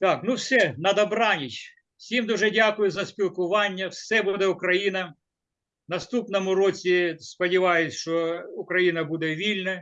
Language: Russian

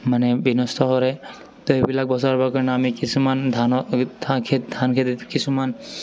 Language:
Assamese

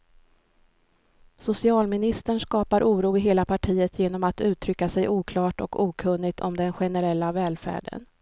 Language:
Swedish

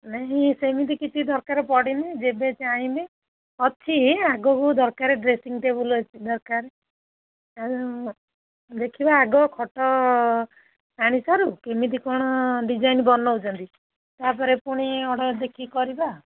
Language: Odia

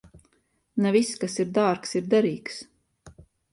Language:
Latvian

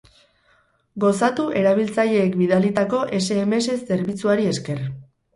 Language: Basque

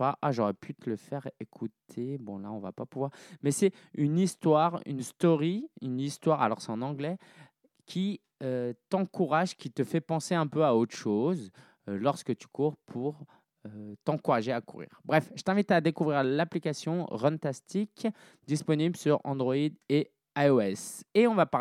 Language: French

